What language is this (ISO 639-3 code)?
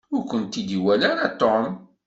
kab